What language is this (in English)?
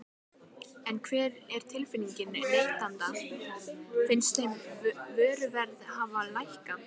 Icelandic